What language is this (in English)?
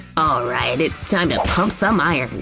English